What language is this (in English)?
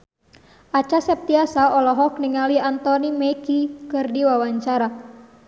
Sundanese